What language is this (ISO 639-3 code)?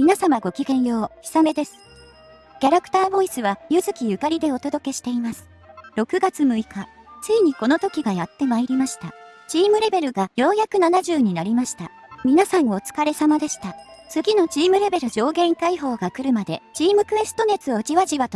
jpn